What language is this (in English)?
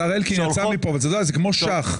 Hebrew